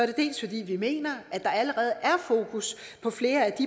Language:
Danish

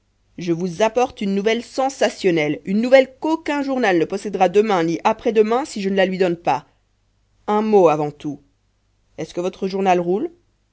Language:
French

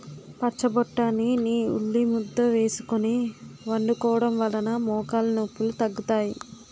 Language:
Telugu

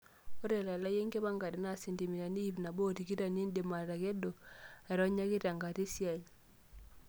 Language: Masai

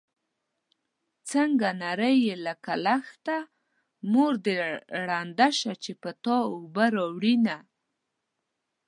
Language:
Pashto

